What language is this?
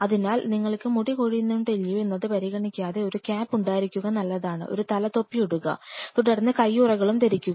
Malayalam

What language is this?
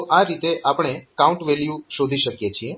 Gujarati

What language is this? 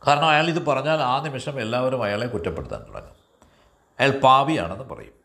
Malayalam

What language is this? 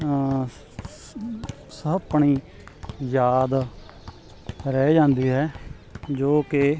Punjabi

